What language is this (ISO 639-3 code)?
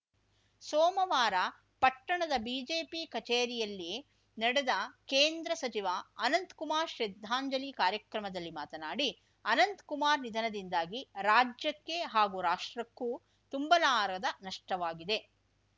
kan